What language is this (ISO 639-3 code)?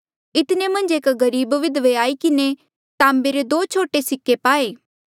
mjl